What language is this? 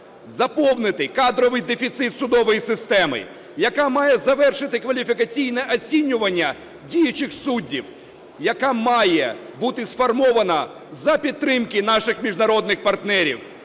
Ukrainian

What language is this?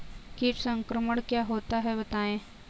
Hindi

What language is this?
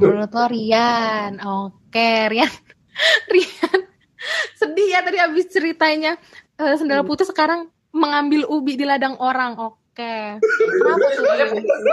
Indonesian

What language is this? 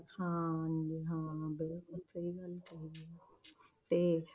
Punjabi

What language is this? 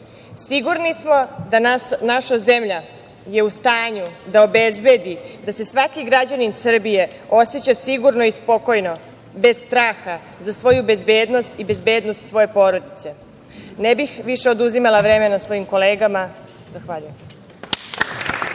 Serbian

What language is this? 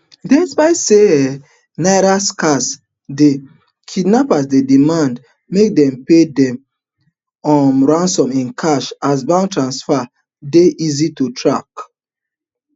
Nigerian Pidgin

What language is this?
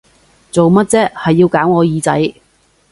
Cantonese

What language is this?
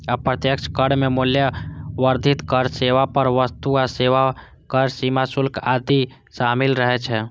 Maithili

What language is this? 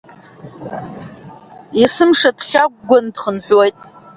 Abkhazian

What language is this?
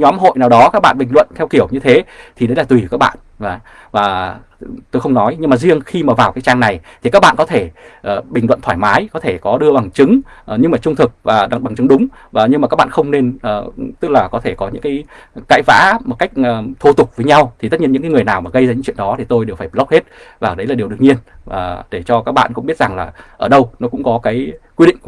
Vietnamese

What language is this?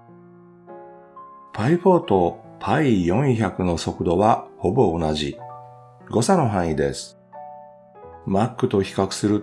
Japanese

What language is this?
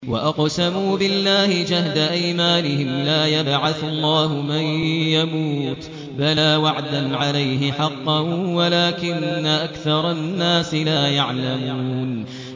Arabic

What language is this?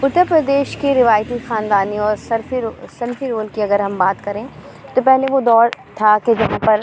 Urdu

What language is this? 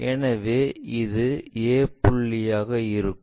Tamil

